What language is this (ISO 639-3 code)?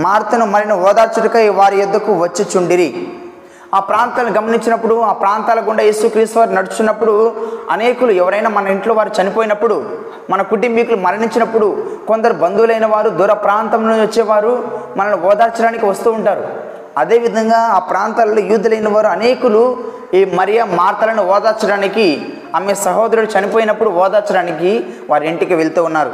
tel